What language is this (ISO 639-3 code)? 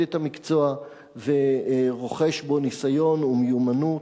heb